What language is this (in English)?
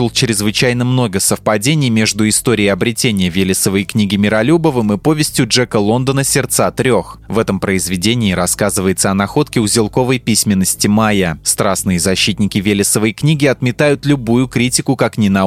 Russian